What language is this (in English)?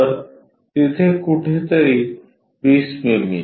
Marathi